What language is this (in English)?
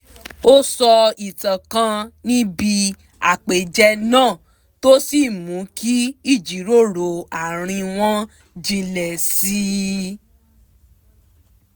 Yoruba